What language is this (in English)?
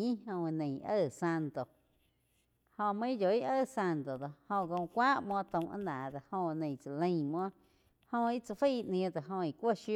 Quiotepec Chinantec